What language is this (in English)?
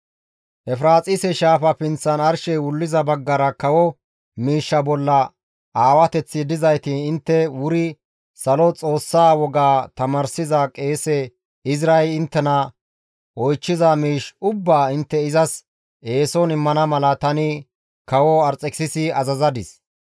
Gamo